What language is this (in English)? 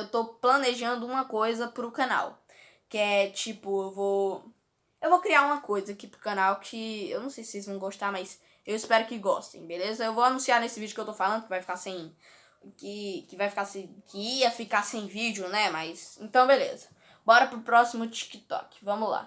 Portuguese